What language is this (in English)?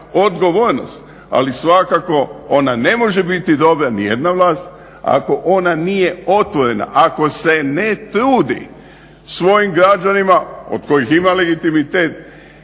Croatian